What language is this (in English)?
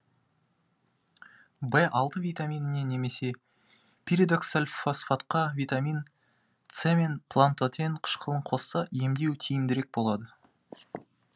Kazakh